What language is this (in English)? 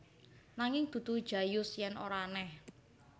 Javanese